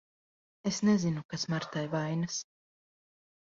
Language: Latvian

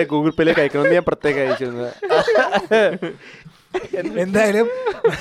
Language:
Malayalam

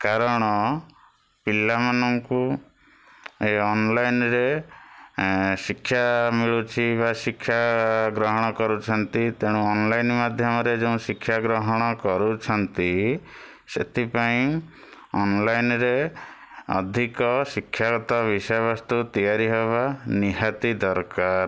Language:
Odia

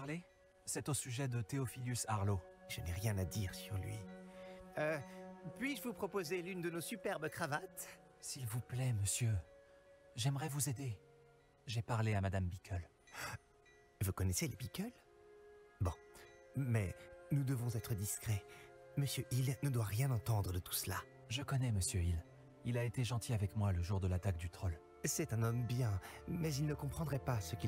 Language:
French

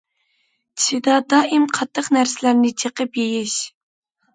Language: Uyghur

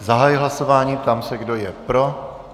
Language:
Czech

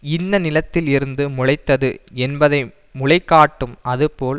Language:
Tamil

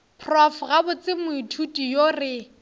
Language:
Northern Sotho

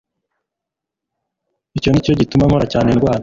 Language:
Kinyarwanda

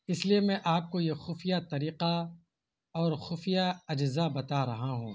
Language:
Urdu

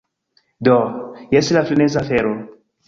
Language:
Esperanto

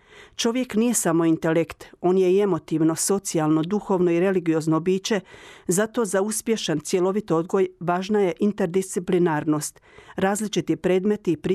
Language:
Croatian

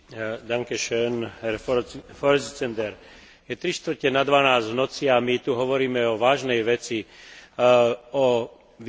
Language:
Slovak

